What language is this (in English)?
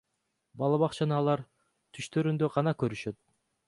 Kyrgyz